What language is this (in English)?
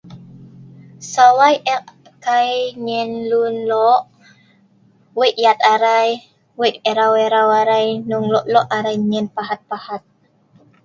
Sa'ban